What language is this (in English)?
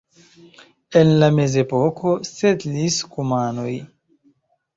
Esperanto